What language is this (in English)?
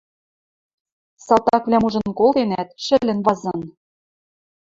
Western Mari